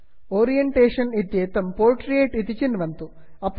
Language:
Sanskrit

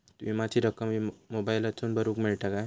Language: Marathi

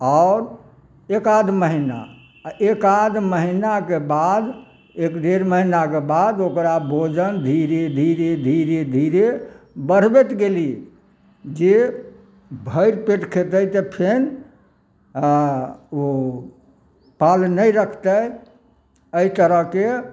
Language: Maithili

